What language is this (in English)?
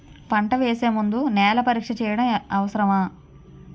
Telugu